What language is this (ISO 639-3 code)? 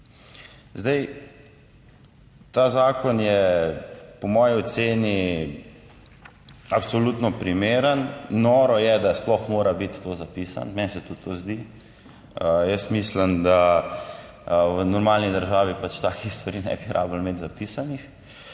slv